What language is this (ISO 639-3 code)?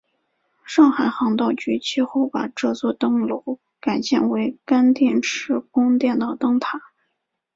zho